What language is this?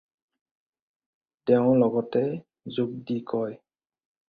Assamese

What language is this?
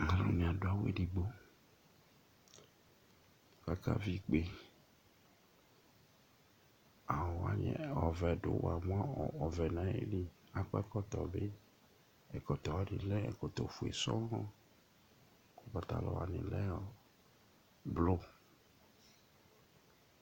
Ikposo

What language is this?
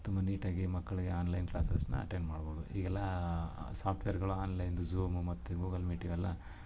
Kannada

